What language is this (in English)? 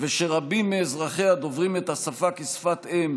Hebrew